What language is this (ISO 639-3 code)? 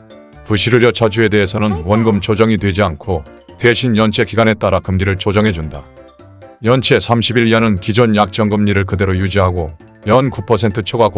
kor